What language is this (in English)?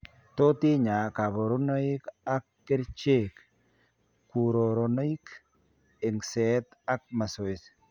Kalenjin